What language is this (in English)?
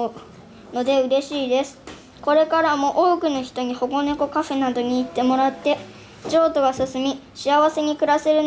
Japanese